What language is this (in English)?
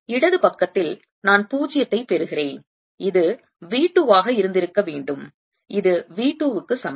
Tamil